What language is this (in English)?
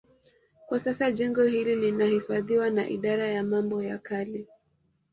Swahili